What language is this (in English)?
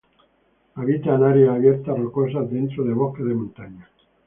Spanish